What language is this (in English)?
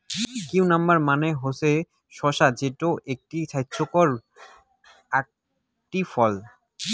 Bangla